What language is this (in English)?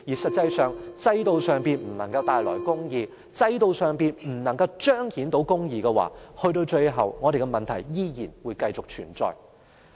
Cantonese